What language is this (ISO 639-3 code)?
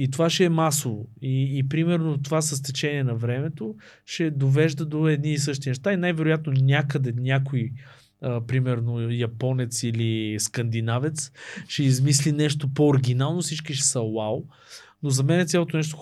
bul